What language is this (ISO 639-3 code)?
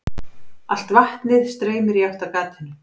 isl